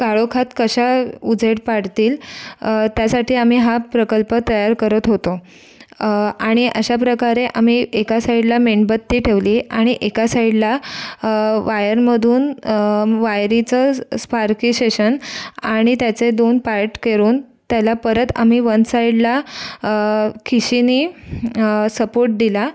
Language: Marathi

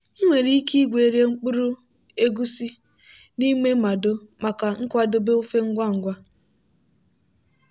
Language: Igbo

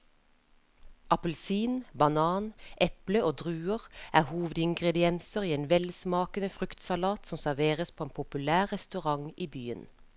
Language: Norwegian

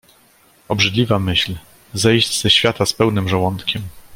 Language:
Polish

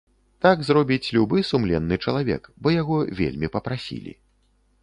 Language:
Belarusian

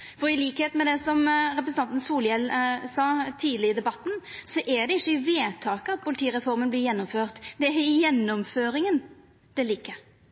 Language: Norwegian Nynorsk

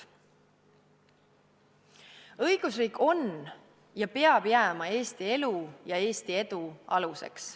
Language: Estonian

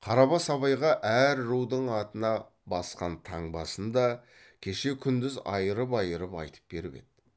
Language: Kazakh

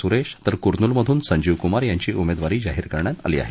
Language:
Marathi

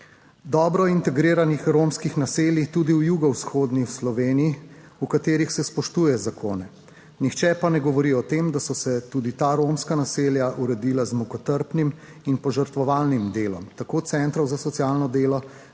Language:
Slovenian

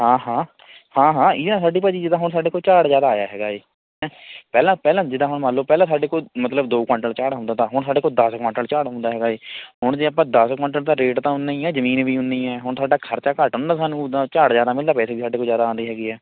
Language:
Punjabi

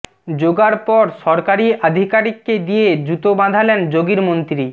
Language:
Bangla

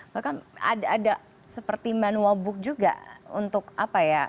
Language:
Indonesian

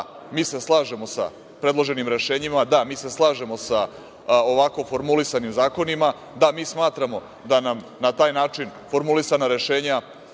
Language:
Serbian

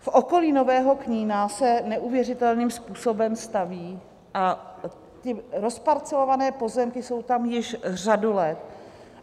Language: Czech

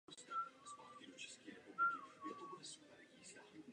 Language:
Czech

